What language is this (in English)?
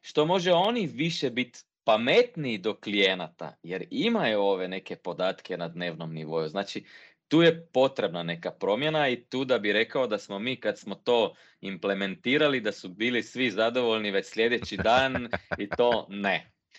Croatian